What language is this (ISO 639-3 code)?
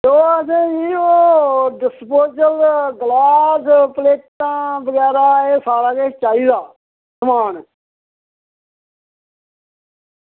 doi